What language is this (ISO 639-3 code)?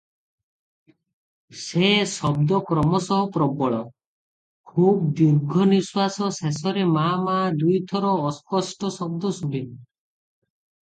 ori